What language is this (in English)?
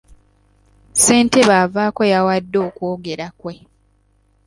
Ganda